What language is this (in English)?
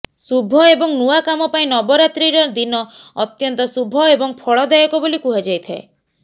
Odia